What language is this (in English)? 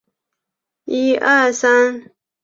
Chinese